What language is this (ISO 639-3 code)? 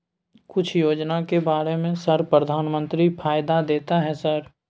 mai